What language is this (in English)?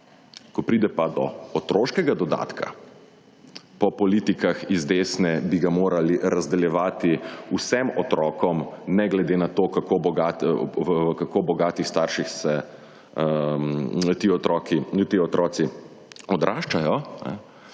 Slovenian